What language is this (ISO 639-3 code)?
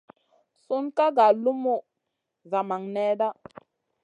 mcn